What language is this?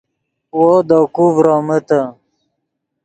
Yidgha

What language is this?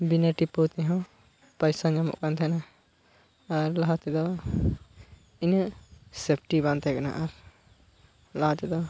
Santali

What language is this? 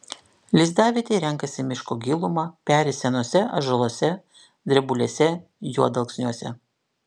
Lithuanian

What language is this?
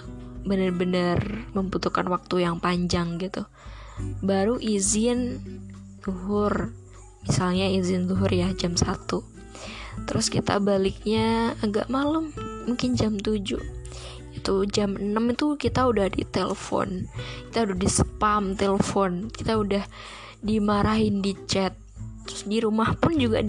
Indonesian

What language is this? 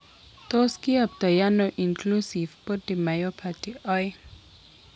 Kalenjin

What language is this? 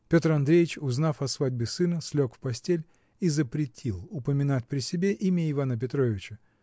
Russian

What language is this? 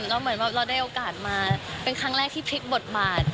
Thai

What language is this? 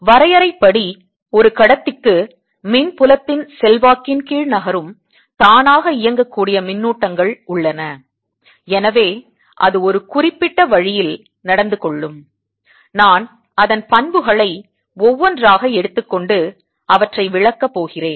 Tamil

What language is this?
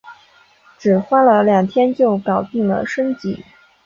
Chinese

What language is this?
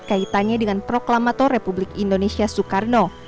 Indonesian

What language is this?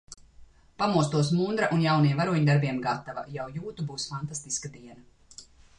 Latvian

